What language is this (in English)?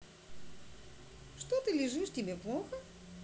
Russian